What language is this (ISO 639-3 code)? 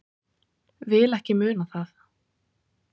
isl